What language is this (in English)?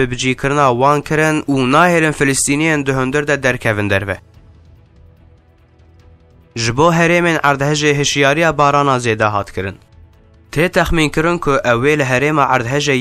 Arabic